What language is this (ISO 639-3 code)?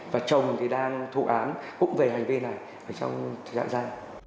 vie